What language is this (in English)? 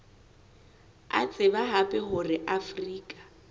Southern Sotho